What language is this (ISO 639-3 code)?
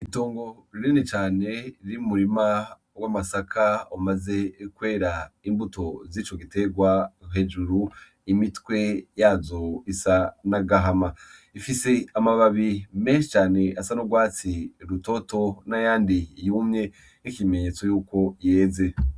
run